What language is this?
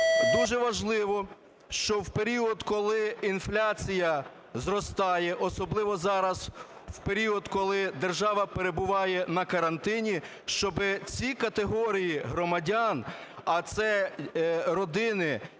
Ukrainian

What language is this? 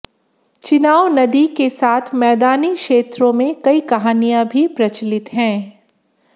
Hindi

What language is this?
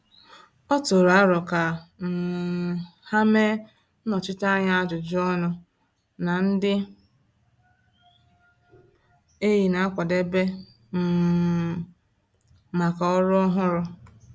Igbo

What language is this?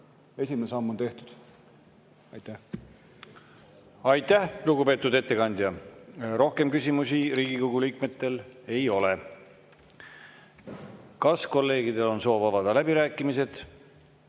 Estonian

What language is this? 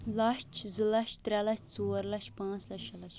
Kashmiri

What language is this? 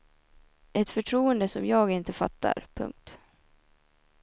Swedish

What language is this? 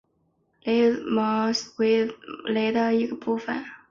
Chinese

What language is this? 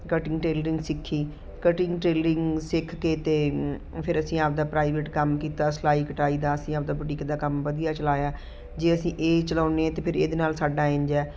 Punjabi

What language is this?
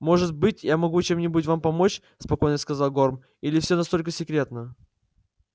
Russian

